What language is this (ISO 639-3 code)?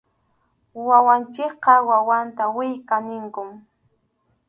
qxu